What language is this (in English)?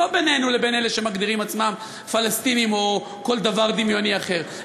Hebrew